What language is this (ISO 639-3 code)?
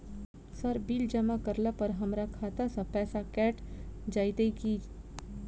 mai